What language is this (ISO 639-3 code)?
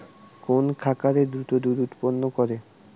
ben